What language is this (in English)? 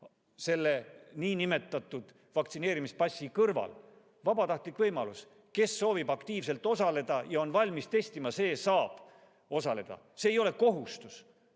Estonian